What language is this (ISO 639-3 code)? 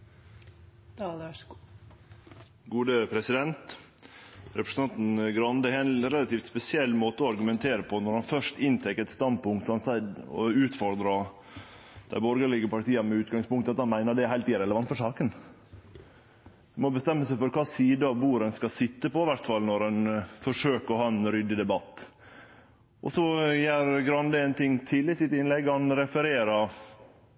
nor